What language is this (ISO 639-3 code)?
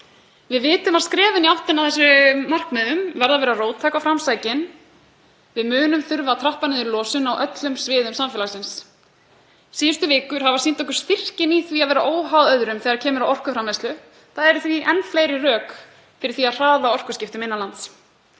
isl